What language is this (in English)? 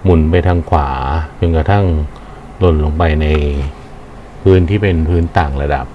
Thai